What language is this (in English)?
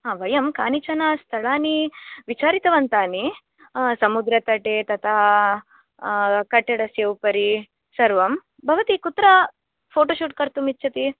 Sanskrit